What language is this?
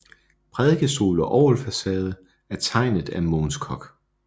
Danish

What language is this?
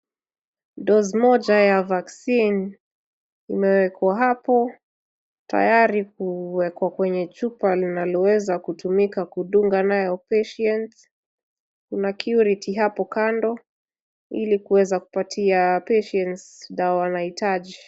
Swahili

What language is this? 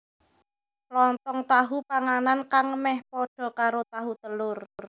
Javanese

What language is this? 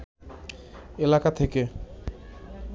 Bangla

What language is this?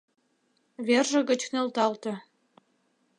Mari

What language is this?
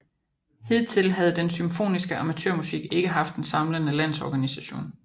Danish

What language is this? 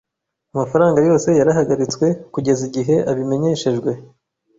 Kinyarwanda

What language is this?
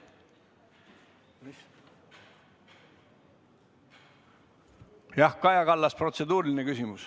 Estonian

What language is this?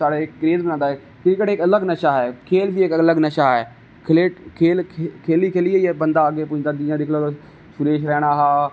Dogri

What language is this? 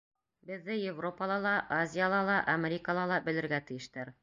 Bashkir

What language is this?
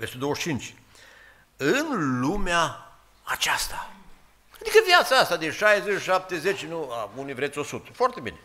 Romanian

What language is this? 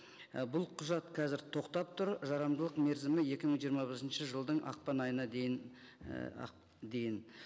Kazakh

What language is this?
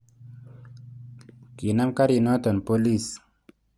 Kalenjin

